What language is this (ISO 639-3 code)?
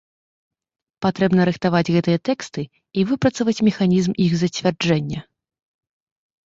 bel